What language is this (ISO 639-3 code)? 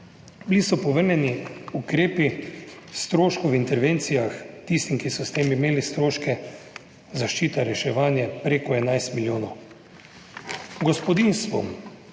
slv